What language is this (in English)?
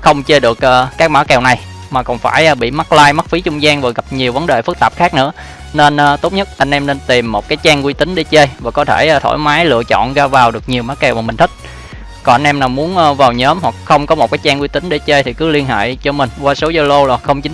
Vietnamese